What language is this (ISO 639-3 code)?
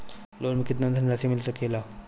bho